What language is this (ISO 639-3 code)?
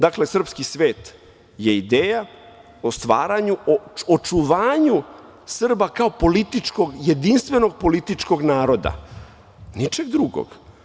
srp